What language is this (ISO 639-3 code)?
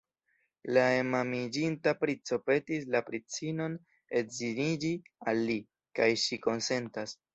epo